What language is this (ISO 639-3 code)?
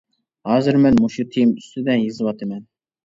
uig